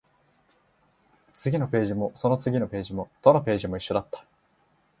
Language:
Japanese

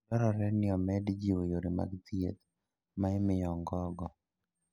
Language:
Luo (Kenya and Tanzania)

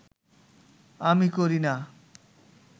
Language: Bangla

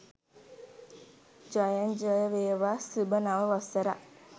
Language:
Sinhala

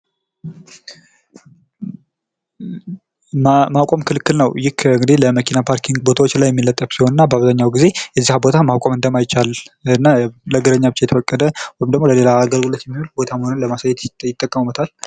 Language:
Amharic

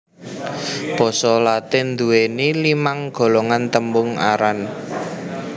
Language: Javanese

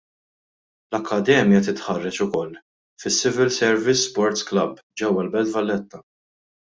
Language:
Maltese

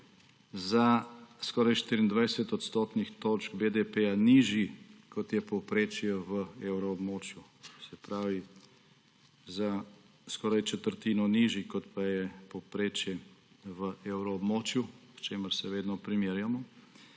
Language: Slovenian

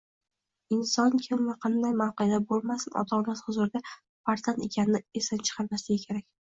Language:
Uzbek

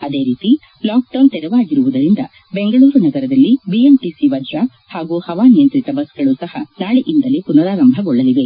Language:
Kannada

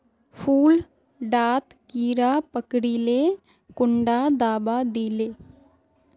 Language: Magahi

